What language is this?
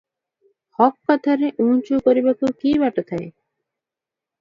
Odia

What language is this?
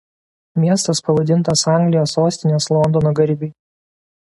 Lithuanian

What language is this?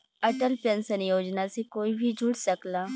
Bhojpuri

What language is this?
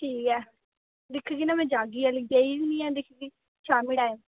Dogri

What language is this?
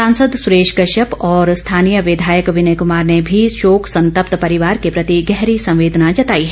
Hindi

